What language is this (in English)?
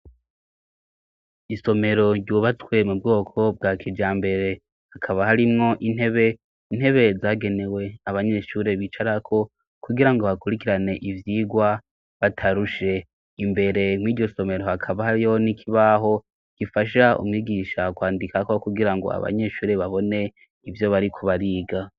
Rundi